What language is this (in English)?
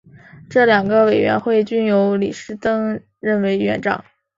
Chinese